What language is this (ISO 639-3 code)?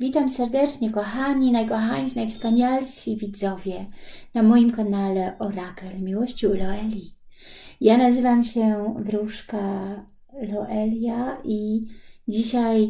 pol